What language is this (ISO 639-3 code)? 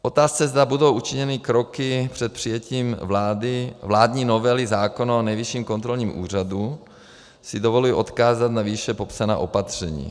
ces